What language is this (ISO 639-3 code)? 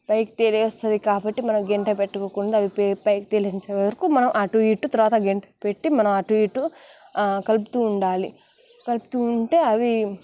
tel